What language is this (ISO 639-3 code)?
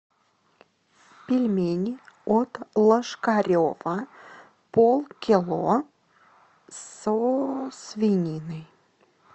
rus